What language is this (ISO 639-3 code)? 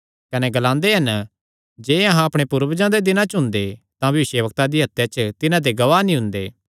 xnr